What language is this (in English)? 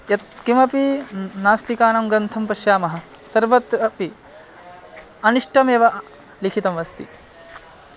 Sanskrit